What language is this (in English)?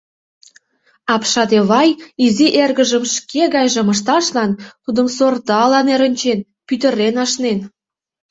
Mari